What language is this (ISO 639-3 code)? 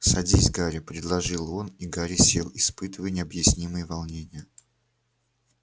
rus